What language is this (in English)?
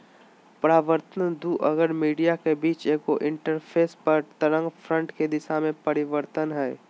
Magahi